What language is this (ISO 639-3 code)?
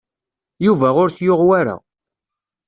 kab